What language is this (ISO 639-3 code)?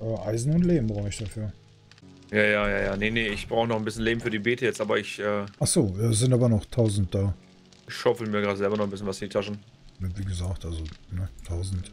deu